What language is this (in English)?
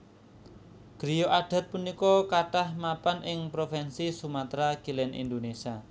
Javanese